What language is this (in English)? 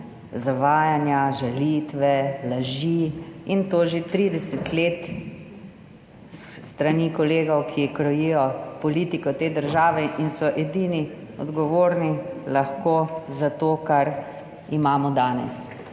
Slovenian